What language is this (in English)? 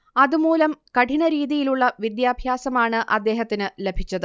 Malayalam